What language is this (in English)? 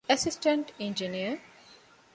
Divehi